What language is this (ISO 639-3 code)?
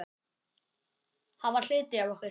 isl